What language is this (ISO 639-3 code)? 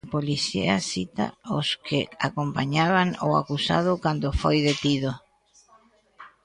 glg